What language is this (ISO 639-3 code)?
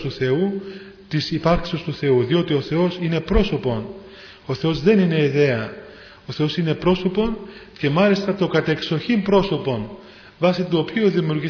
ell